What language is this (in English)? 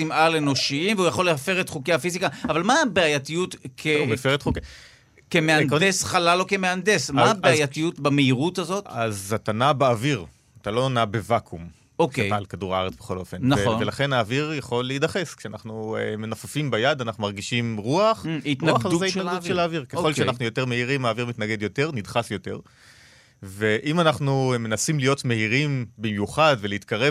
Hebrew